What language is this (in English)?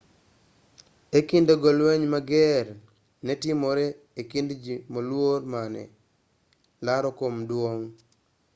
Luo (Kenya and Tanzania)